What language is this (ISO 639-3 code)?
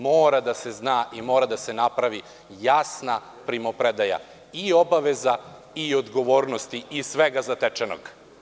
srp